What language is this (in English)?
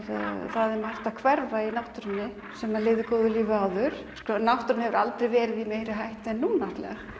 Icelandic